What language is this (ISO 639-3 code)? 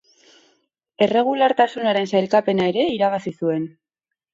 eus